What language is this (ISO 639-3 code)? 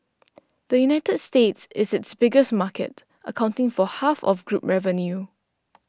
eng